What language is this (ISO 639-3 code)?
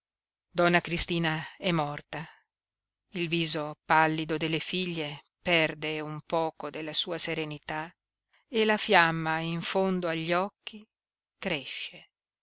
ita